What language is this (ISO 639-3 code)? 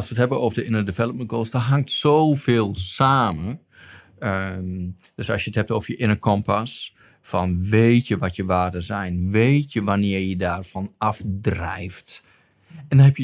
nld